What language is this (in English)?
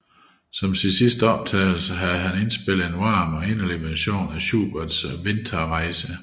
Danish